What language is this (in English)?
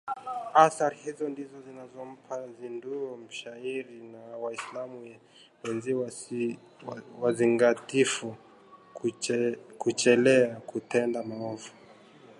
Swahili